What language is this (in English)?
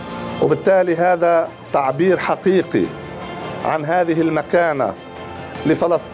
Arabic